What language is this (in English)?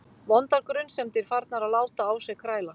Icelandic